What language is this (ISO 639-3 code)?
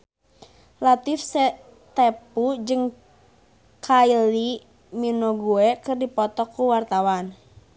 sun